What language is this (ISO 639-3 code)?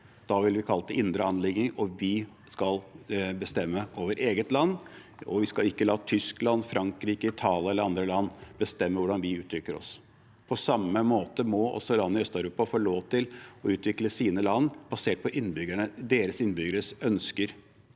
nor